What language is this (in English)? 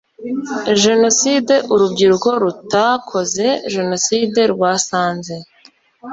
Kinyarwanda